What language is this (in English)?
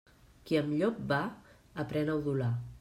Catalan